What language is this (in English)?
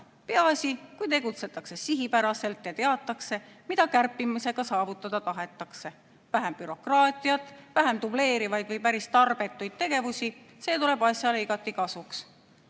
Estonian